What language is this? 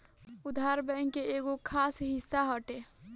Bhojpuri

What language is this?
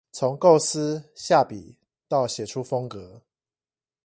Chinese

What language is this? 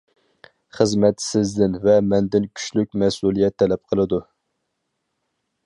Uyghur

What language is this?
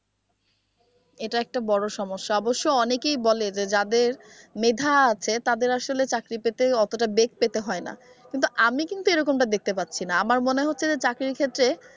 Bangla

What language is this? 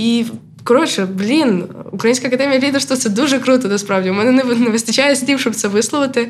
Ukrainian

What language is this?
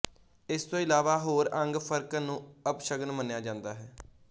Punjabi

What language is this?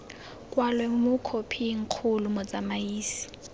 Tswana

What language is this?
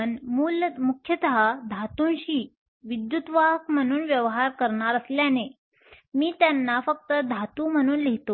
Marathi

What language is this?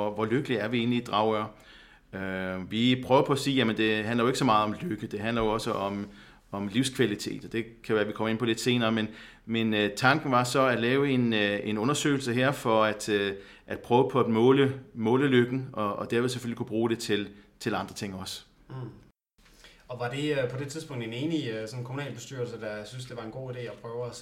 Danish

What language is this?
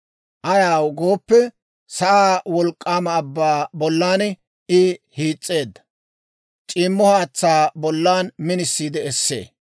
Dawro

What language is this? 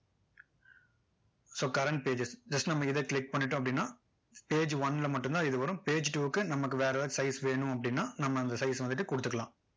Tamil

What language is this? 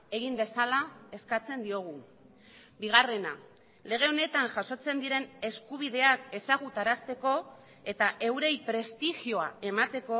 Basque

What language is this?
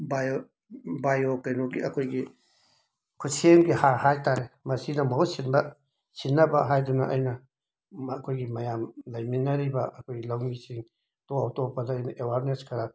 Manipuri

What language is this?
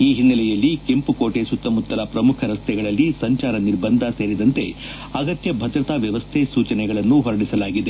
Kannada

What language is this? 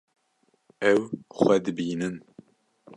Kurdish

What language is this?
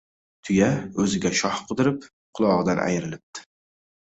Uzbek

